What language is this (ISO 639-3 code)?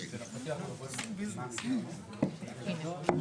heb